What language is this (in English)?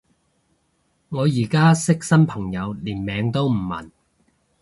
Cantonese